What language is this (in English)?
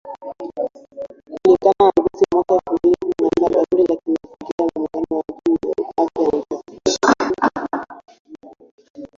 Swahili